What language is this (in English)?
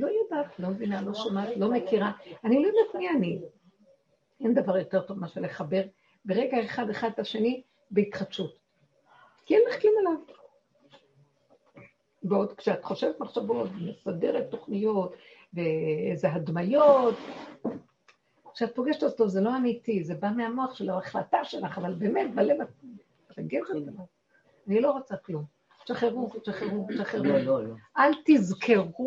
Hebrew